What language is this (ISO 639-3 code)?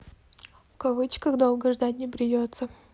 rus